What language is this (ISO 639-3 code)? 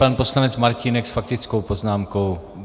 ces